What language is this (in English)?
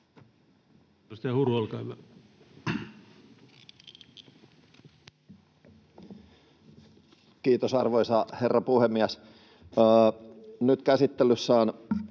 Finnish